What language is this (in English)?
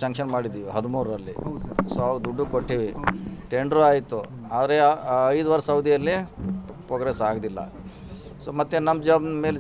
Romanian